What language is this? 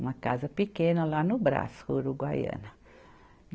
Portuguese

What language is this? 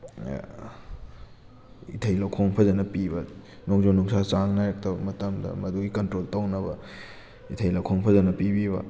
Manipuri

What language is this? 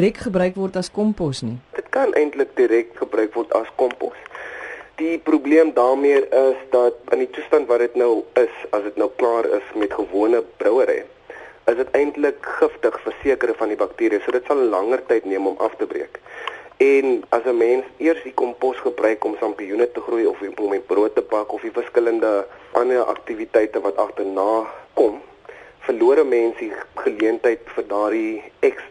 Dutch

